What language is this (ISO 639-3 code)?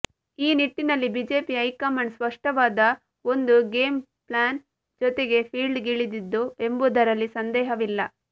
kan